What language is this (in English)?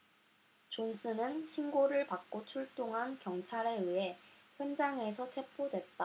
Korean